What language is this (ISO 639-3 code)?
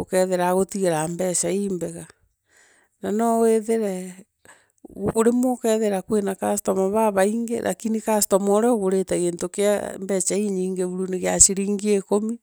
mer